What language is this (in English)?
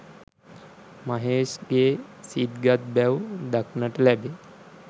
Sinhala